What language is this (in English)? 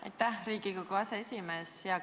Estonian